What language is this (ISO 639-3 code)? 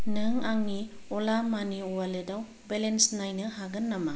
brx